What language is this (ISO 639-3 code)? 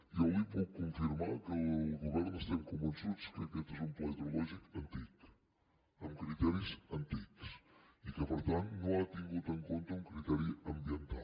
cat